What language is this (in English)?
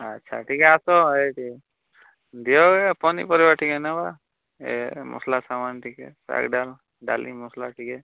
Odia